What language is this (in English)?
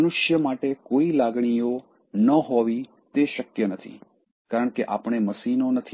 Gujarati